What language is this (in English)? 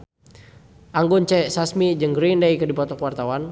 Sundanese